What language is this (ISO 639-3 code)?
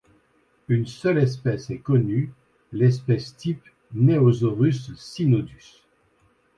fra